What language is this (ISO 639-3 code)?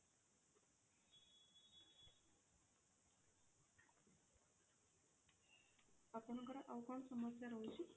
ori